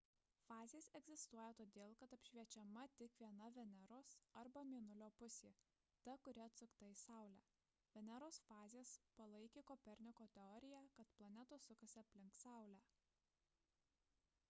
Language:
Lithuanian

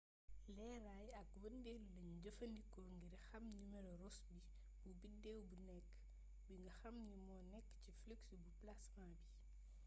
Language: Wolof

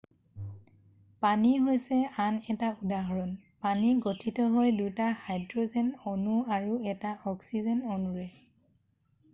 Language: Assamese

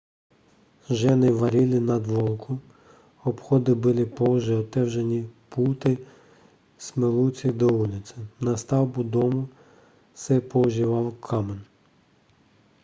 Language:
Czech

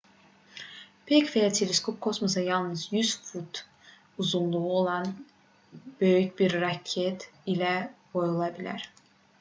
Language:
Azerbaijani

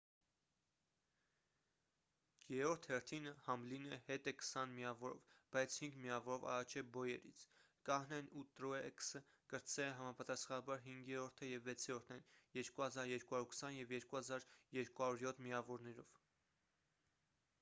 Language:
Armenian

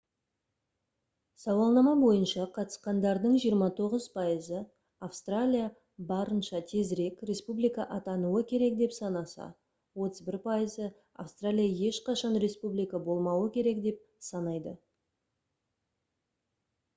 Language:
Kazakh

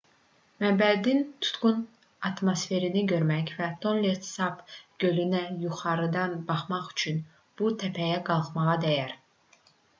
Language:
Azerbaijani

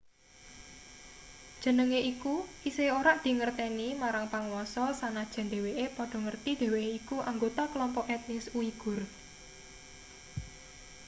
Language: Javanese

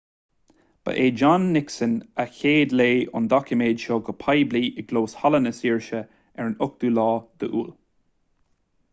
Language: Irish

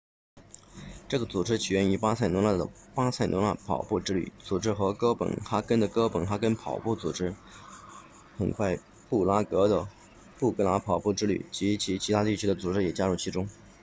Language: Chinese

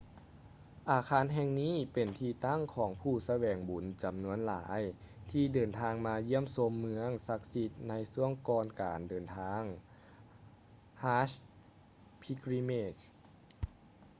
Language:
Lao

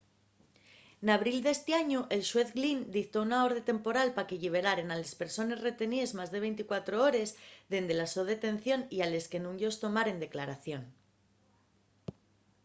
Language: Asturian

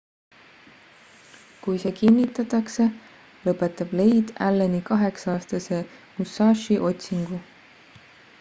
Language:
Estonian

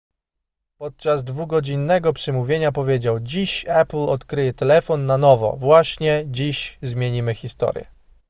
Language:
Polish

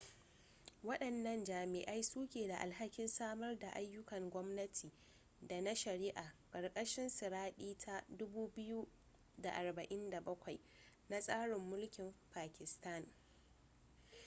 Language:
Hausa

